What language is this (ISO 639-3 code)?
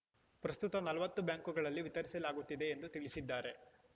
kan